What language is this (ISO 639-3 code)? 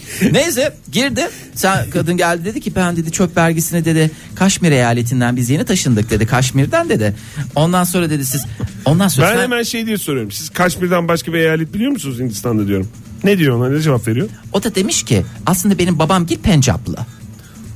tur